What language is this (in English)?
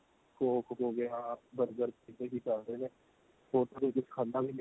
Punjabi